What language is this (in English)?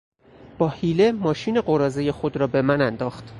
Persian